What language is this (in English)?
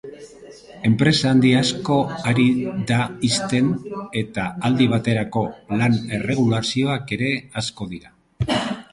Basque